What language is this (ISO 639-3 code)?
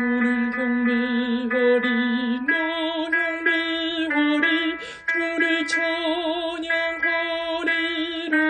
kor